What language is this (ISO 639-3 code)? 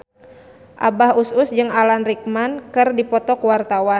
sun